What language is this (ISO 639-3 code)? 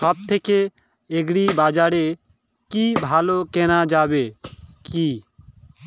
ben